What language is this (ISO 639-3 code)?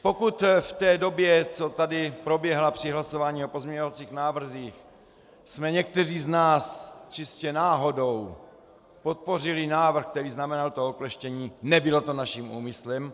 ces